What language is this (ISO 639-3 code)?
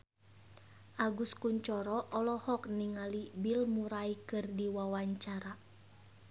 sun